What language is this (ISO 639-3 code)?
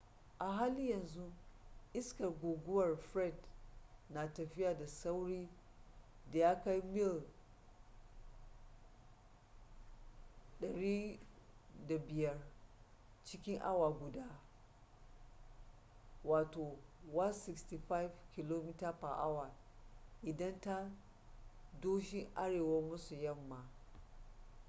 hau